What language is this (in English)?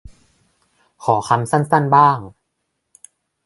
Thai